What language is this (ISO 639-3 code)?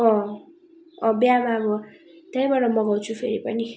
nep